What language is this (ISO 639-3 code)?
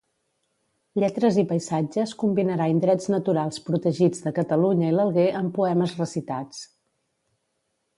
cat